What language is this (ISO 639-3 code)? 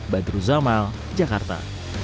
ind